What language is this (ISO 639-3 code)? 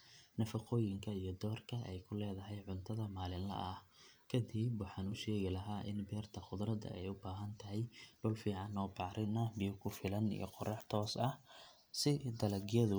som